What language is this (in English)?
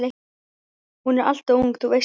Icelandic